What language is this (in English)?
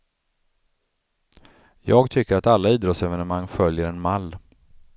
Swedish